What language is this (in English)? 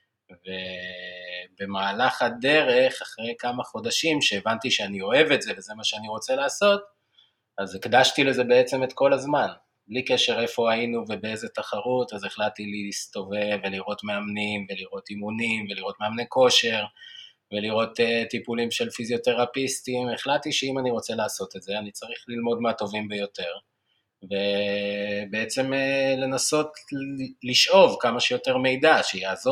Hebrew